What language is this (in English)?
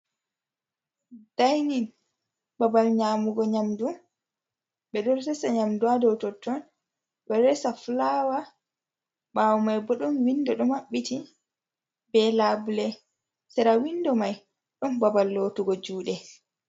Fula